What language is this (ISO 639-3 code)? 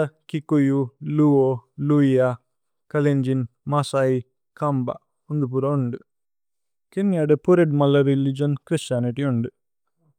tcy